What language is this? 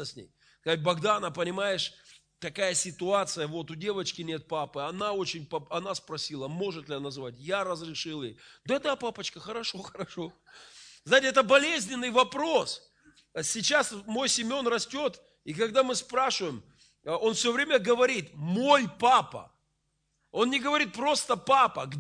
Russian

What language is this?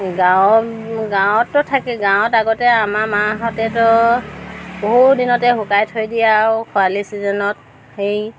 Assamese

